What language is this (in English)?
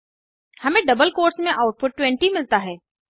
Hindi